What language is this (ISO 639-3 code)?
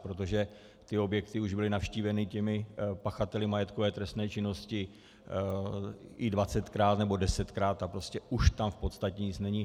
ces